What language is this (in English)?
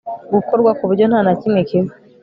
Kinyarwanda